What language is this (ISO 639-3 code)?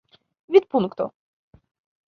epo